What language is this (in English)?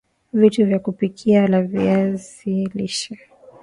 Swahili